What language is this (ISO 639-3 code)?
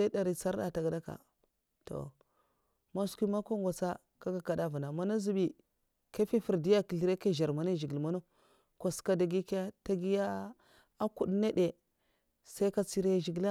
maf